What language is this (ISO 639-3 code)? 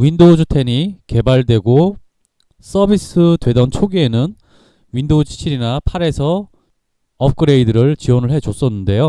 kor